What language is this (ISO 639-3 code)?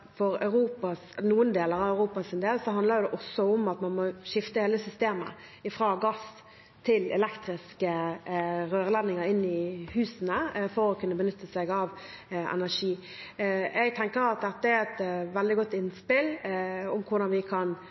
nob